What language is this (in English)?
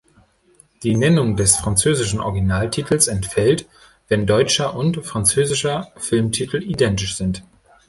German